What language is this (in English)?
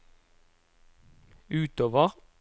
Norwegian